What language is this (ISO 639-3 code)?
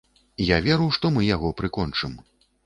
bel